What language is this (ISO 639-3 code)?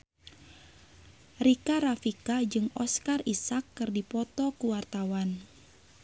sun